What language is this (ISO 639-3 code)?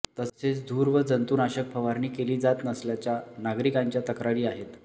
mar